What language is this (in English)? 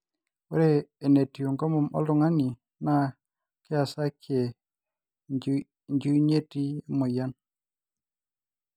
Masai